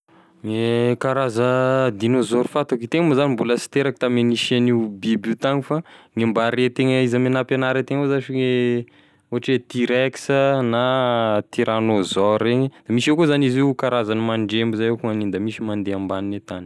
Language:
Tesaka Malagasy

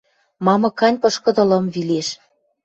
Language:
Western Mari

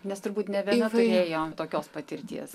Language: Lithuanian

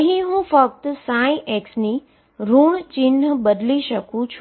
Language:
Gujarati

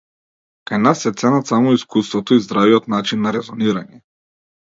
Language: Macedonian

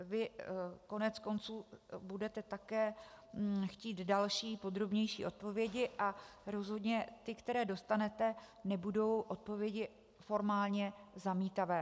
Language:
Czech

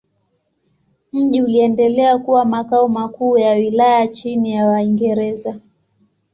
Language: Swahili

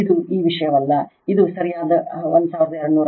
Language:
Kannada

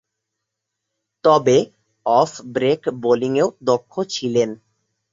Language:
Bangla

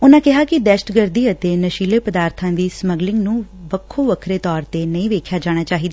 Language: Punjabi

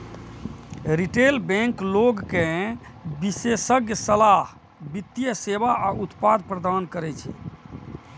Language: Maithili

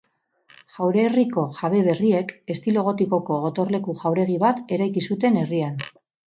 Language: Basque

